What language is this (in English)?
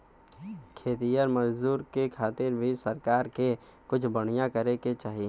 Bhojpuri